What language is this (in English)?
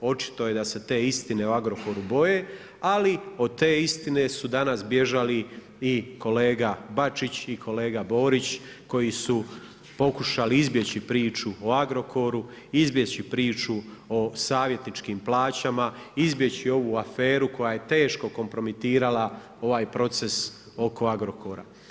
Croatian